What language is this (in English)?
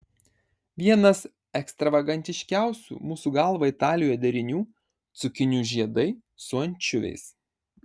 Lithuanian